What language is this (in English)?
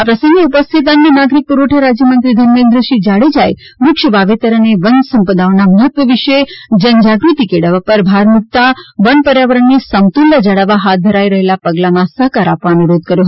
Gujarati